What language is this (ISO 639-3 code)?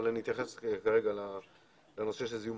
heb